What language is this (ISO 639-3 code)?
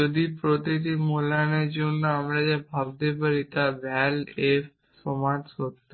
ben